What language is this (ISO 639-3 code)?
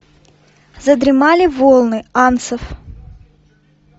rus